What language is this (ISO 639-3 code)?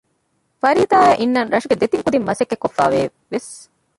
div